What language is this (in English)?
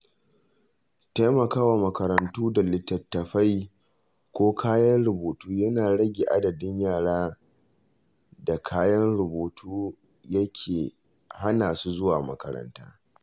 Hausa